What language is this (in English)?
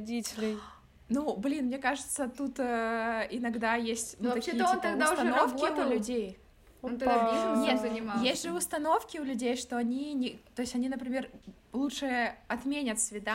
Russian